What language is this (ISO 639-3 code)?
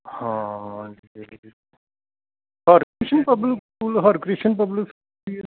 pan